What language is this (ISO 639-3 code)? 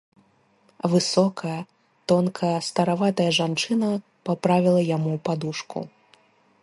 bel